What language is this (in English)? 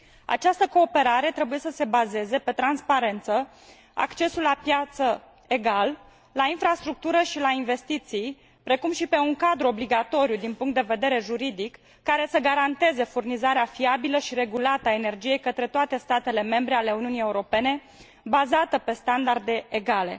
Romanian